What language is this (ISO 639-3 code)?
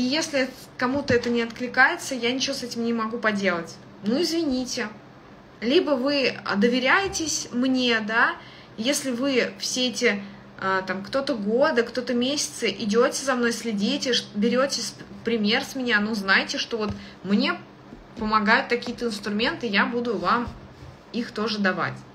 rus